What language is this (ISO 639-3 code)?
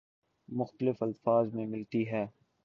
urd